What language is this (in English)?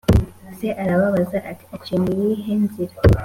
Kinyarwanda